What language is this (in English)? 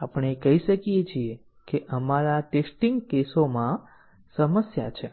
Gujarati